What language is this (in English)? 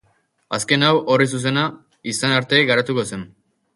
Basque